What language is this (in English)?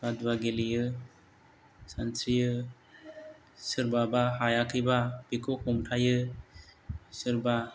Bodo